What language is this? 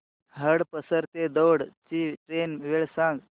Marathi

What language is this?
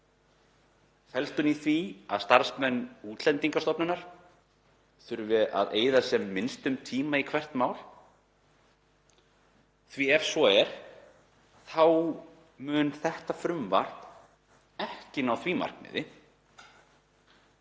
Icelandic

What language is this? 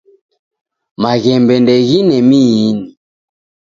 Taita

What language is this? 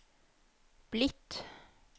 Norwegian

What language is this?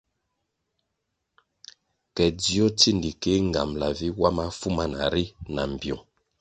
Kwasio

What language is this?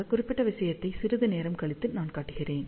Tamil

